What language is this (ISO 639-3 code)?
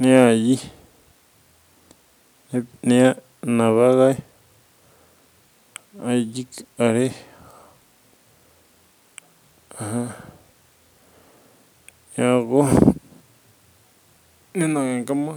mas